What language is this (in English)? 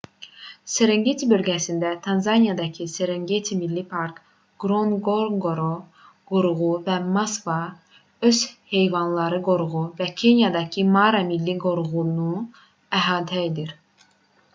Azerbaijani